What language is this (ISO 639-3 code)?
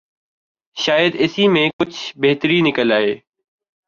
urd